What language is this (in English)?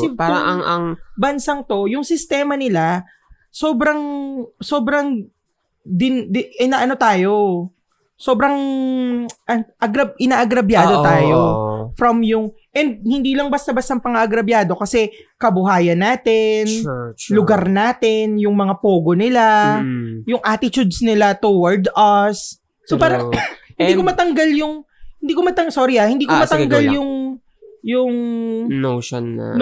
Filipino